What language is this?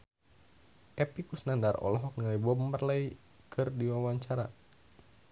Sundanese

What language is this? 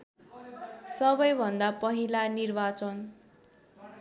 Nepali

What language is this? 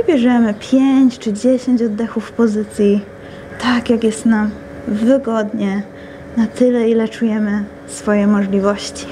Polish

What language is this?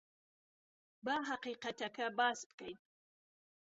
Central Kurdish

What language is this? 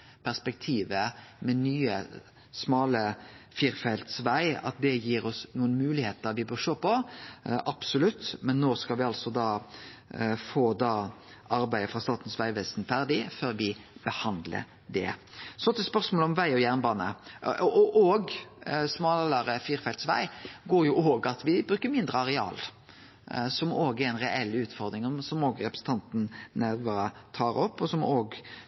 Norwegian Nynorsk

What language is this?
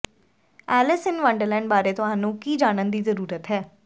Punjabi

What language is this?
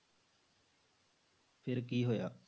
Punjabi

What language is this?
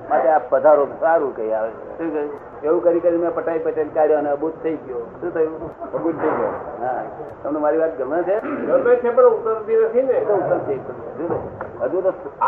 Gujarati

